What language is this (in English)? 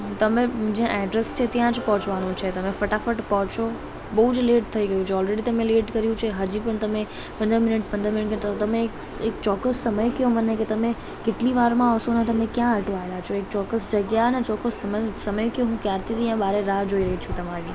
Gujarati